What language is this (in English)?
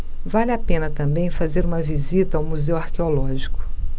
Portuguese